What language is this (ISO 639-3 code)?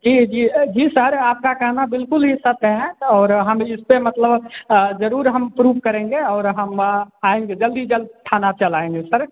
hin